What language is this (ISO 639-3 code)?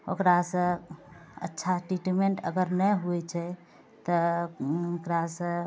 mai